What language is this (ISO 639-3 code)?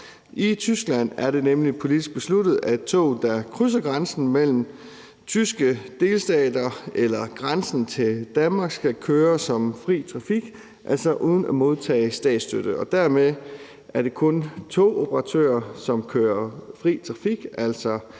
dan